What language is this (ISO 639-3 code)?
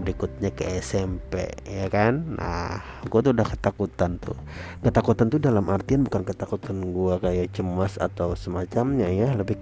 ind